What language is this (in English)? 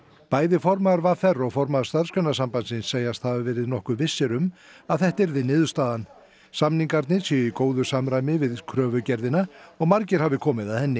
Icelandic